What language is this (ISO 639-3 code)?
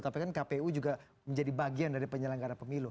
ind